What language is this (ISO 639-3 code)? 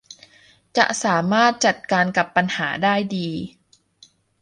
tha